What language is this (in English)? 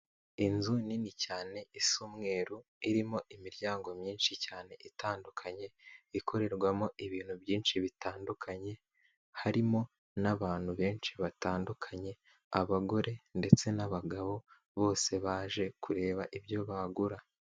Kinyarwanda